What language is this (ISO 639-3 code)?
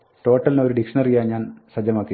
mal